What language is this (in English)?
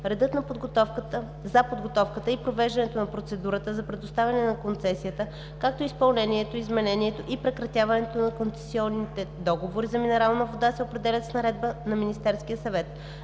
Bulgarian